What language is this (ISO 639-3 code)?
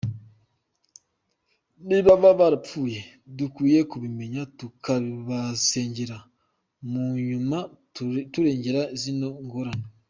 kin